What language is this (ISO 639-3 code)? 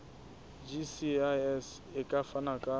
sot